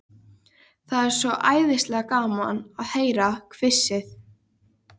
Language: Icelandic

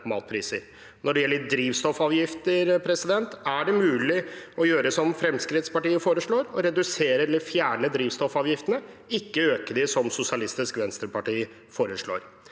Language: Norwegian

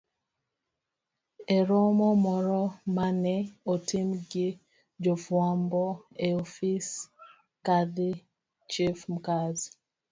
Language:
Luo (Kenya and Tanzania)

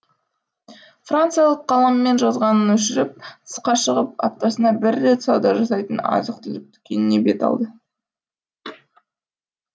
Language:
Kazakh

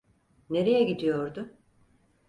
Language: Turkish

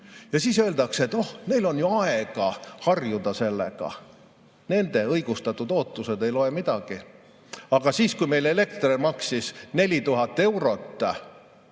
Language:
Estonian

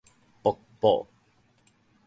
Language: Min Nan Chinese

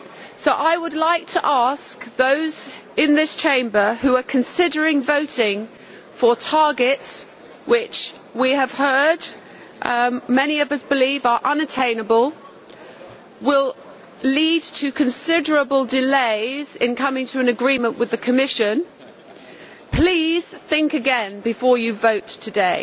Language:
English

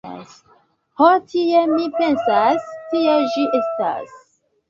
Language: Esperanto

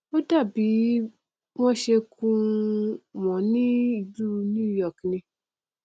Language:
Yoruba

